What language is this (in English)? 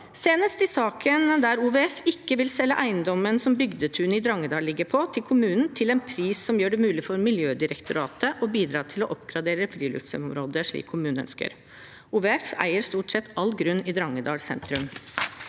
Norwegian